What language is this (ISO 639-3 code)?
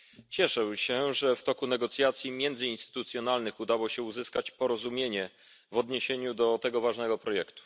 pol